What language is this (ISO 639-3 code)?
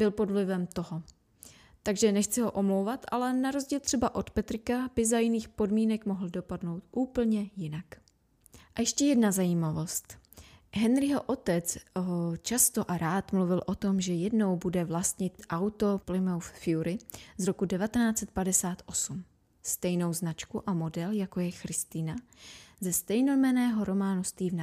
ces